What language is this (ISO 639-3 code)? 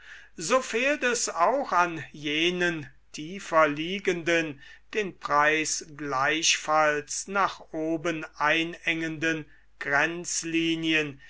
deu